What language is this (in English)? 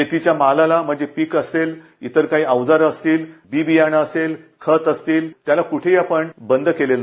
Marathi